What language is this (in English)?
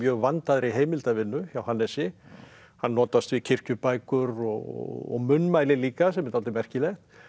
Icelandic